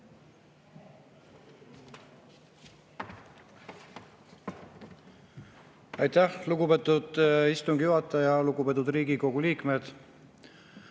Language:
Estonian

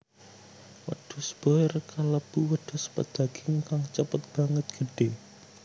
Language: Javanese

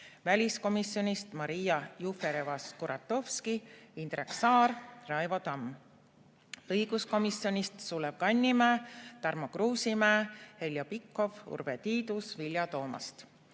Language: Estonian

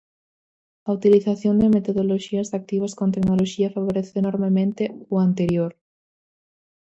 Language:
Galician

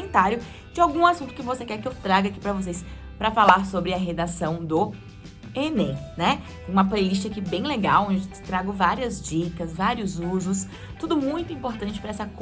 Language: Portuguese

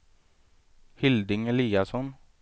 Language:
Swedish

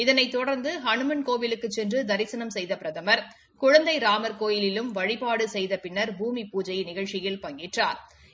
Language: Tamil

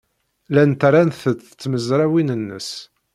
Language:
Kabyle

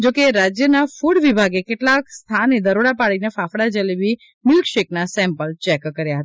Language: Gujarati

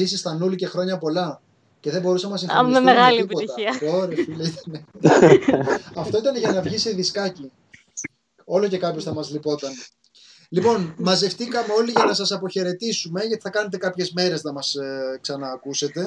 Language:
Greek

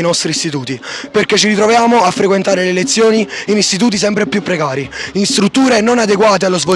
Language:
Italian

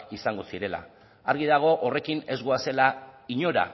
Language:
Basque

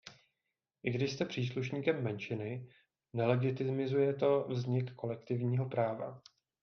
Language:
Czech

